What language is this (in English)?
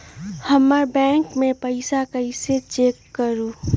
Magahi